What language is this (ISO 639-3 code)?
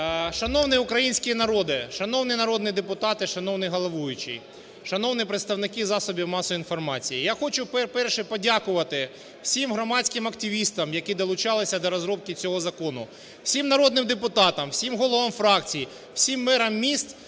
ukr